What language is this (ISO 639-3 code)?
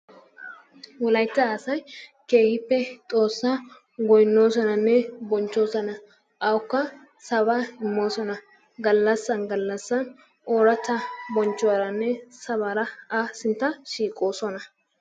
wal